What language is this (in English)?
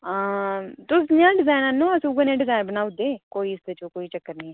Dogri